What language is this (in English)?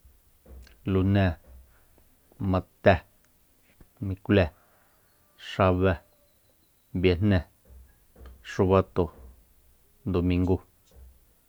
Soyaltepec Mazatec